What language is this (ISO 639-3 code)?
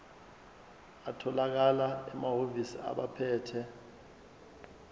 zul